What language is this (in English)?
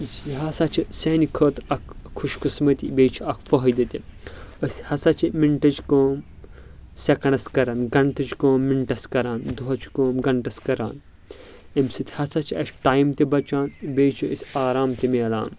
Kashmiri